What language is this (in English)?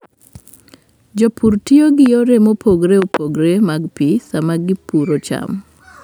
Luo (Kenya and Tanzania)